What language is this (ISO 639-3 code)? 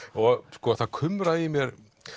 isl